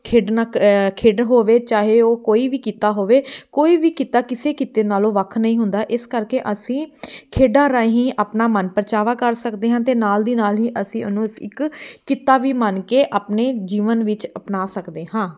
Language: Punjabi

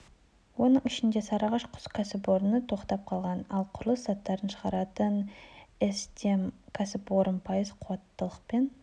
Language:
Kazakh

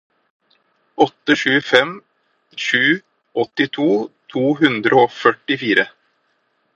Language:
Norwegian Bokmål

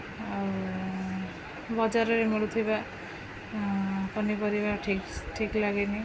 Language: Odia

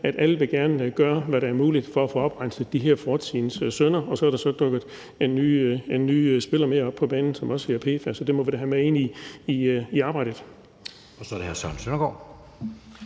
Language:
Danish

